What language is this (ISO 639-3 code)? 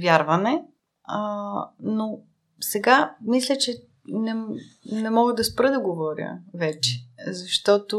bul